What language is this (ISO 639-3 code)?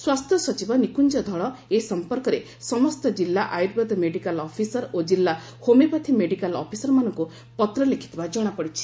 ori